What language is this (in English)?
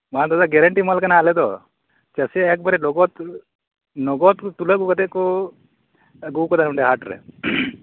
Santali